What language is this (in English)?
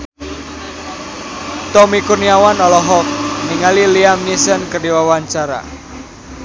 Sundanese